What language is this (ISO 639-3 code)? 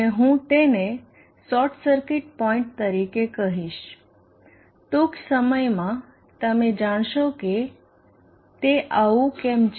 guj